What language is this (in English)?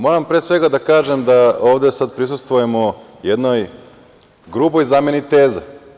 Serbian